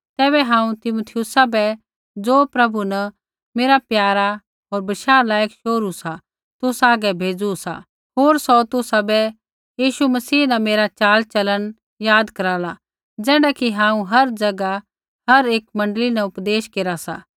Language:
Kullu Pahari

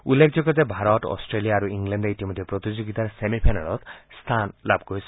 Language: Assamese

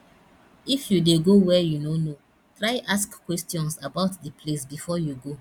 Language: Nigerian Pidgin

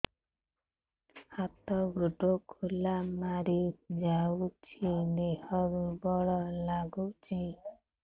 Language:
Odia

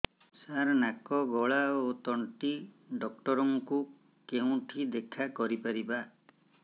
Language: Odia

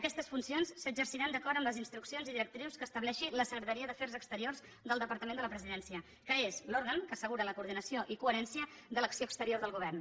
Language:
Catalan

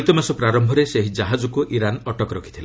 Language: Odia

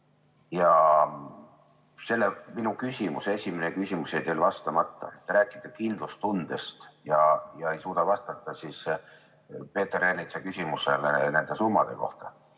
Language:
Estonian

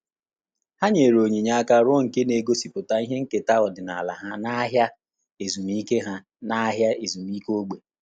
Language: Igbo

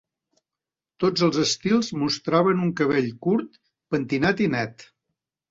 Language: Catalan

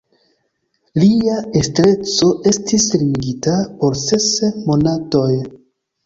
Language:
Esperanto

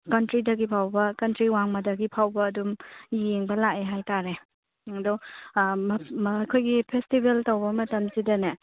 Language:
Manipuri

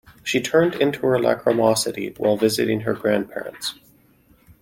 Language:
English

